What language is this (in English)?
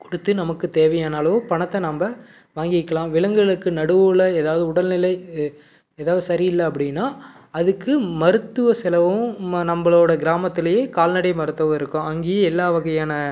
Tamil